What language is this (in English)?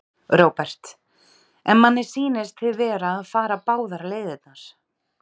Icelandic